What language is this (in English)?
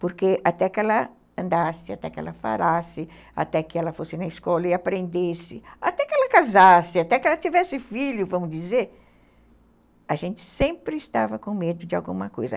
Portuguese